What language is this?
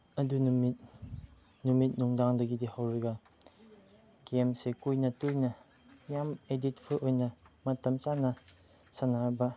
Manipuri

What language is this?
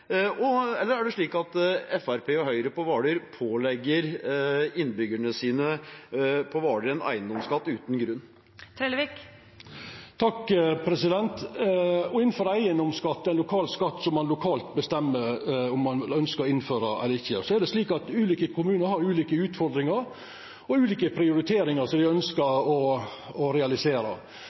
Norwegian Nynorsk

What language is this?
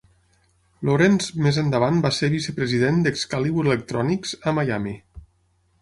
Catalan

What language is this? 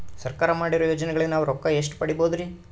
Kannada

